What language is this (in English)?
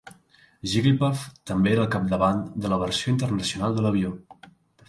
Catalan